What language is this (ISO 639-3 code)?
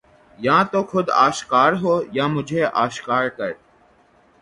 urd